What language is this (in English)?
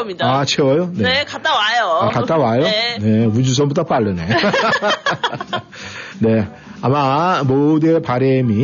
Korean